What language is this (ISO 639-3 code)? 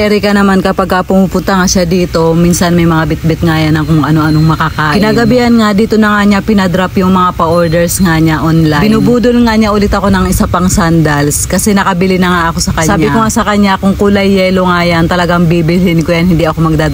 fil